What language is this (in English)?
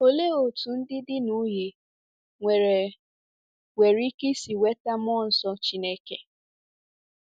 Igbo